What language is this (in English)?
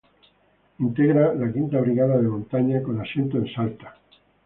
Spanish